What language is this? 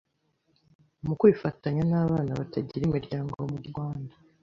Kinyarwanda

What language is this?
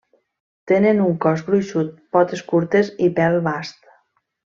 Catalan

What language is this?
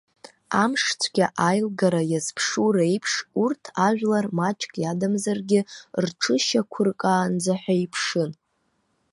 Abkhazian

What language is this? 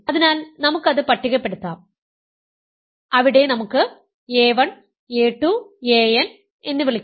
Malayalam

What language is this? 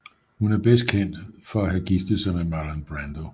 Danish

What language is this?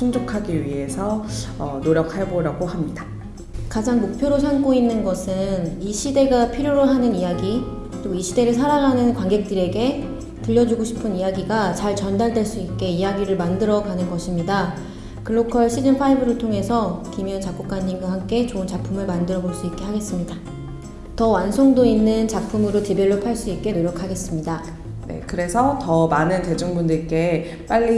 Korean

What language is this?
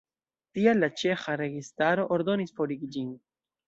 Esperanto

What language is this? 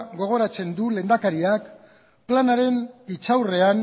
Basque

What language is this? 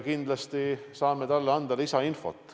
Estonian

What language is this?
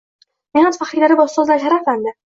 Uzbek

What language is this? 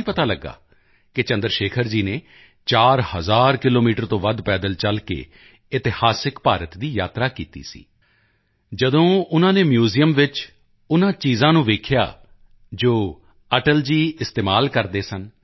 Punjabi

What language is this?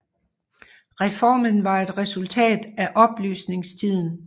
Danish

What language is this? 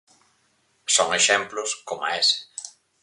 Galician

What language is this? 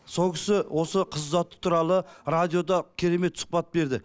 Kazakh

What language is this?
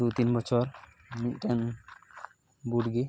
Santali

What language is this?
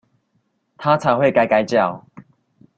Chinese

